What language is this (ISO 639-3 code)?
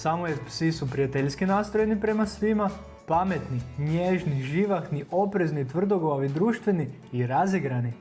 hrv